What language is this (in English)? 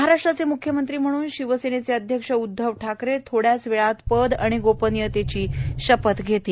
Marathi